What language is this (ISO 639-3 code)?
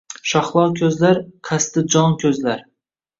uzb